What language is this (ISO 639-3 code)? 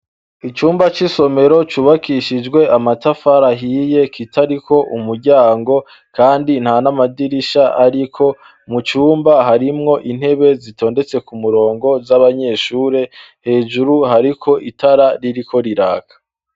run